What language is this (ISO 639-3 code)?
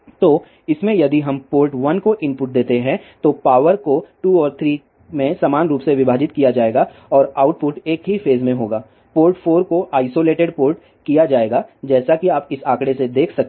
hin